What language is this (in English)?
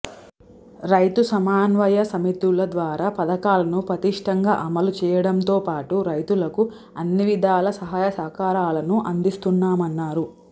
Telugu